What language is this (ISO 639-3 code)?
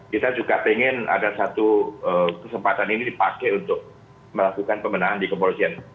ind